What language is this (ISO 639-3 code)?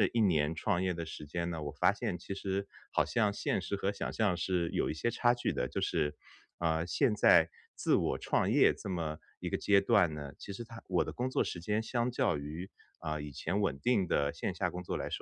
zho